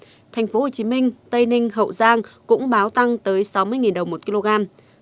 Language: Vietnamese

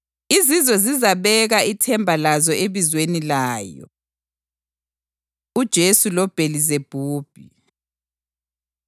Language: North Ndebele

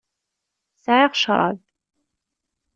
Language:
Kabyle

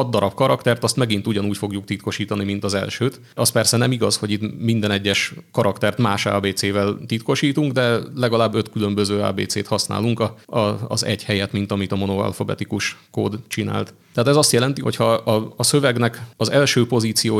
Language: Hungarian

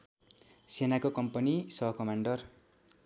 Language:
Nepali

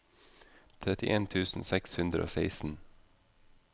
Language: Norwegian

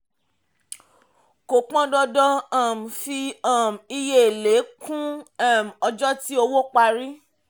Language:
Yoruba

